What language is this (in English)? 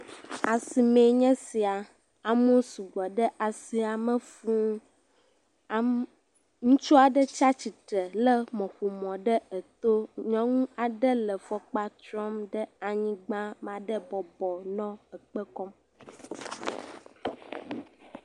Ewe